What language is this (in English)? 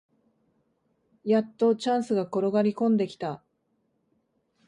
Japanese